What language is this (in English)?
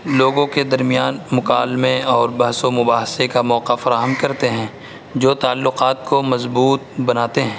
Urdu